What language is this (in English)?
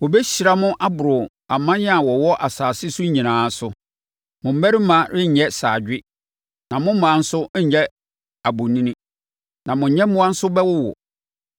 Akan